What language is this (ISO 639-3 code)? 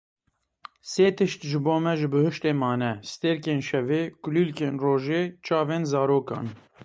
kur